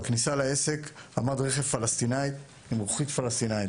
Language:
Hebrew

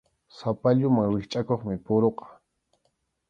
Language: Arequipa-La Unión Quechua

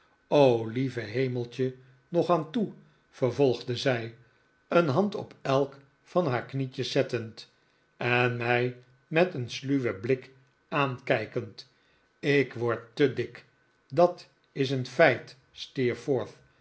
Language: Dutch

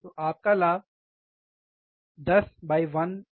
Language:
Hindi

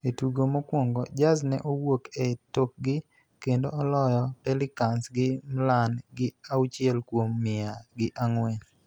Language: Luo (Kenya and Tanzania)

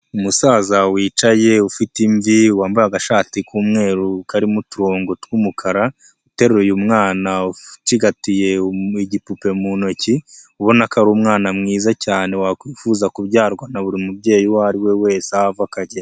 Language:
Kinyarwanda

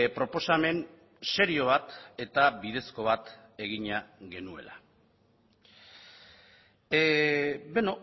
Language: Basque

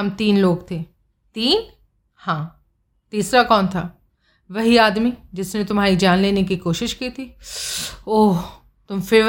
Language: Hindi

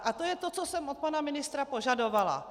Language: Czech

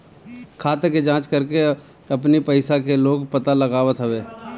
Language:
Bhojpuri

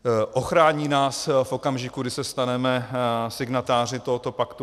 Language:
Czech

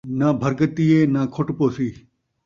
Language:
Saraiki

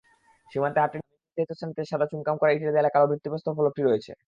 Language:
Bangla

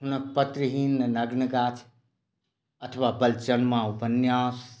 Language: Maithili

